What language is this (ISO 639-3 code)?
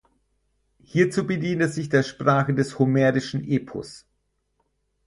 deu